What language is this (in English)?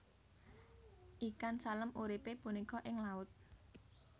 Javanese